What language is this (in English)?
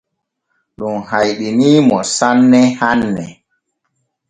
Borgu Fulfulde